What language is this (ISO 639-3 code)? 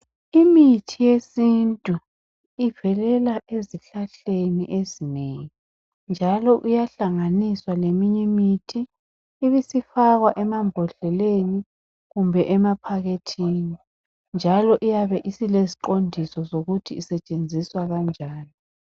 nde